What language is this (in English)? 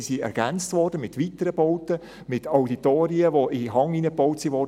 Swiss German